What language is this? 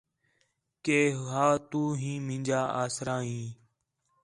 Khetrani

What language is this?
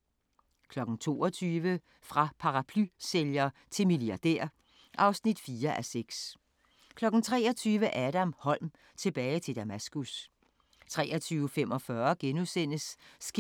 Danish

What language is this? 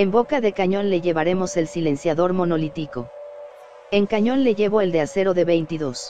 Spanish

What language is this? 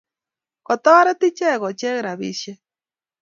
Kalenjin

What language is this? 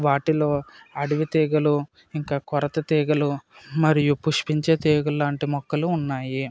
Telugu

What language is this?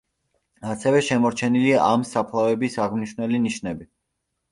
Georgian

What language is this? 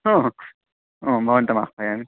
Sanskrit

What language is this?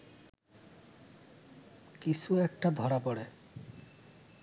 Bangla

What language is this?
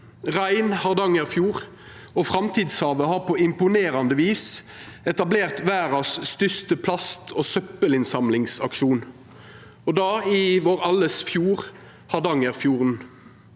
Norwegian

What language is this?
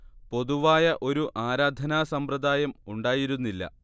Malayalam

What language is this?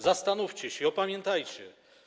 Polish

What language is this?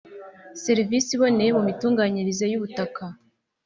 Kinyarwanda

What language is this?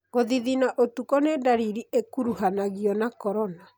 Kikuyu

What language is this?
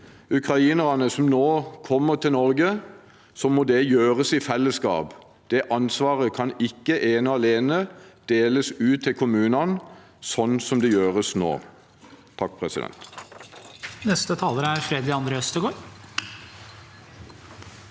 Norwegian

